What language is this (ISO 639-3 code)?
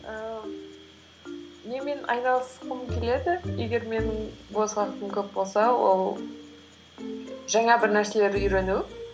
kaz